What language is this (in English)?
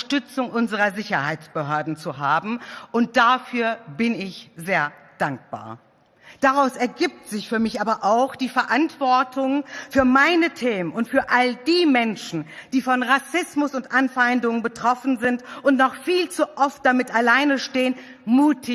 German